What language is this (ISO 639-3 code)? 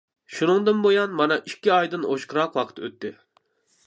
uig